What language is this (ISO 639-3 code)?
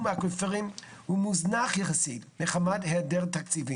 heb